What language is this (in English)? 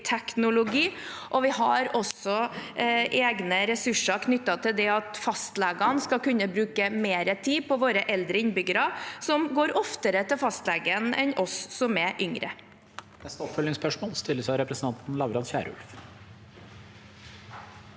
Norwegian